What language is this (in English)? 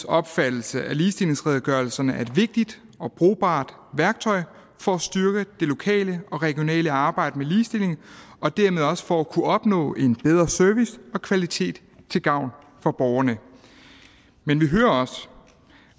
Danish